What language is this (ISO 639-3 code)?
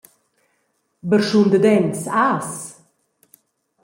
roh